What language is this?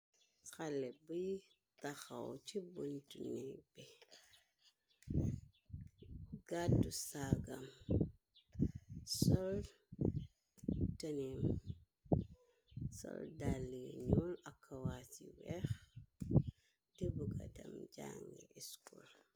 Wolof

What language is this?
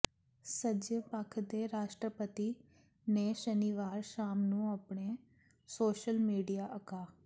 Punjabi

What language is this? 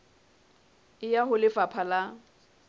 Southern Sotho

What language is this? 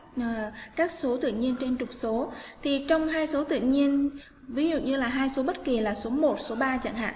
Vietnamese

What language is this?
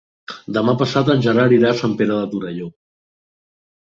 Catalan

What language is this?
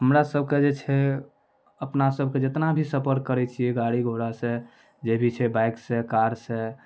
Maithili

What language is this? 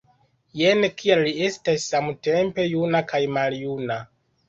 Esperanto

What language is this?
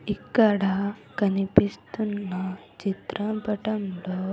Telugu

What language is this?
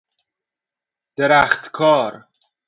Persian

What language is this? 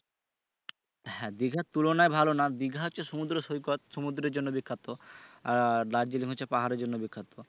Bangla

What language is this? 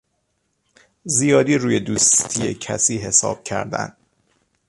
Persian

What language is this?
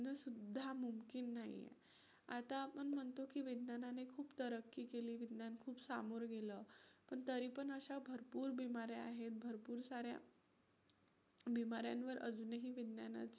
Marathi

